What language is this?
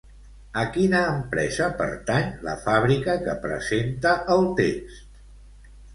Catalan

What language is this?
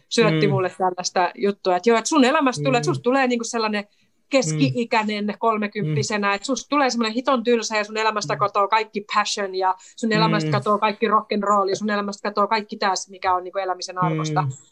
Finnish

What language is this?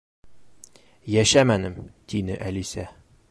Bashkir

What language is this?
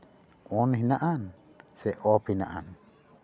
Santali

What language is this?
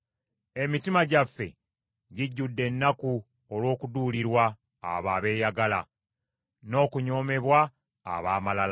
Ganda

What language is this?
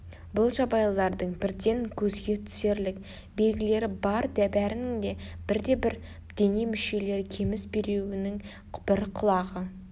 Kazakh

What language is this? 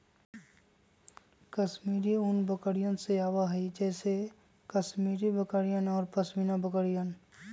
Magahi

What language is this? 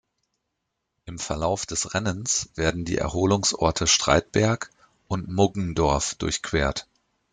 German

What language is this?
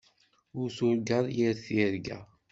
Kabyle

